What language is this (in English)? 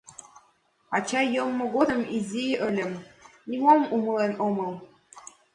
Mari